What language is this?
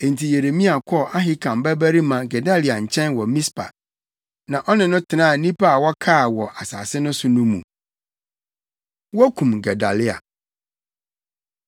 Akan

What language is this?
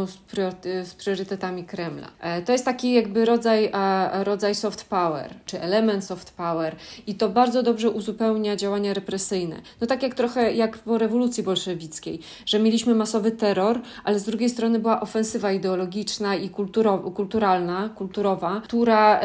Polish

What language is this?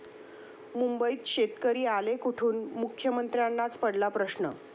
Marathi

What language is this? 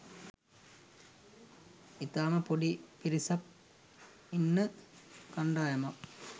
Sinhala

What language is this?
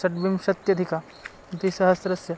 Sanskrit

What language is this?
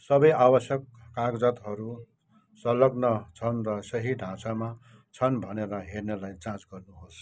Nepali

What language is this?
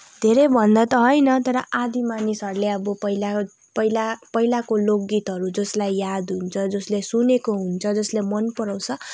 Nepali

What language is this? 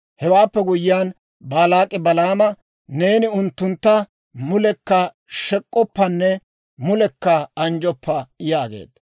Dawro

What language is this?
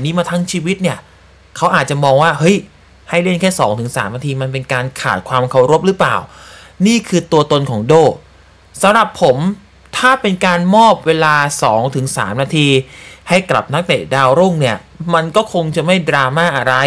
Thai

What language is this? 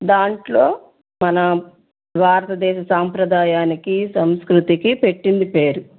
Telugu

